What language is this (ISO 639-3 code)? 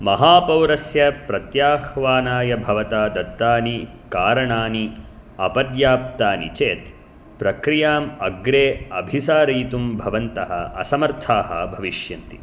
san